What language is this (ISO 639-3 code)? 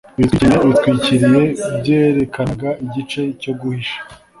kin